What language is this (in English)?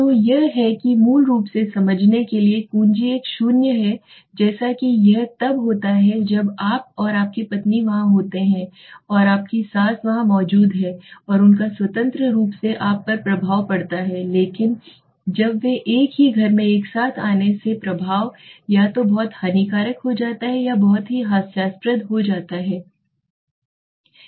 Hindi